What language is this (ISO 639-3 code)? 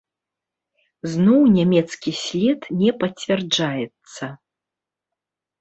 bel